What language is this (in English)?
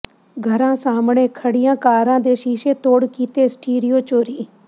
Punjabi